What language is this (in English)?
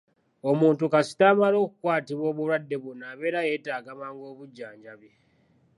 Ganda